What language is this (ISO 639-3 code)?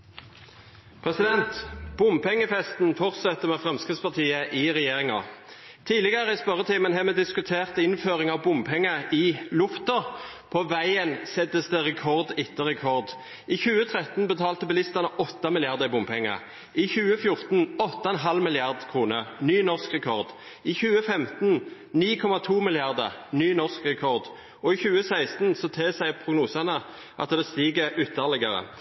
nor